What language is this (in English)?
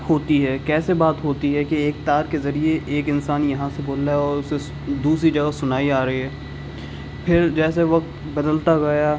Urdu